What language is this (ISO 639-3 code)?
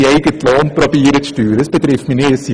gsw